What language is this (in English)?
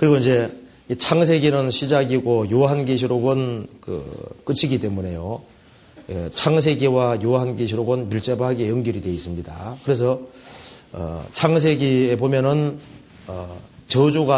Korean